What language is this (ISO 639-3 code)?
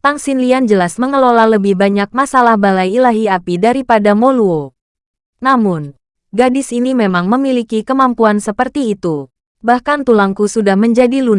ind